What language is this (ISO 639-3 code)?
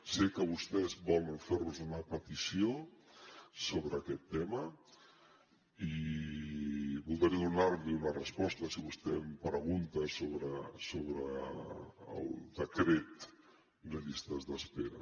cat